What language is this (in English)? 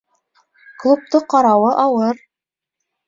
Bashkir